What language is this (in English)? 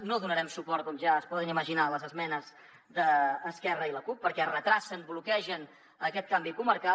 Catalan